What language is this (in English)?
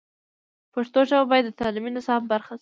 Pashto